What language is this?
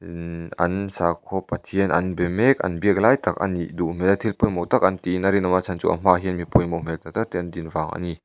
Mizo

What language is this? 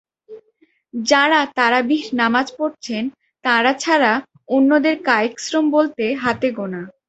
Bangla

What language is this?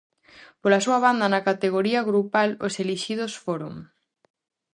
Galician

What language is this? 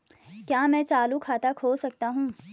Hindi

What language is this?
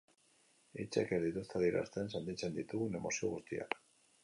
Basque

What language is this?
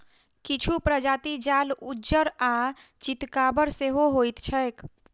Maithili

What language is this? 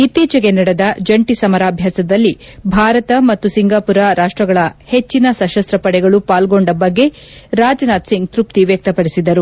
Kannada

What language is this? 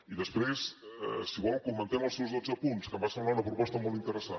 Catalan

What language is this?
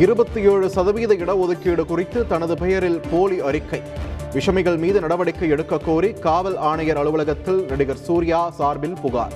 Tamil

